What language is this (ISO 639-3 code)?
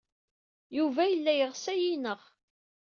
kab